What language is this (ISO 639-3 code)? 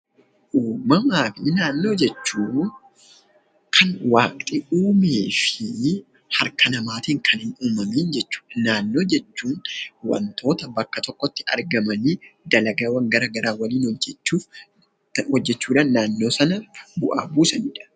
orm